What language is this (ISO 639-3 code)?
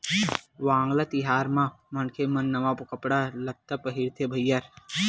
hne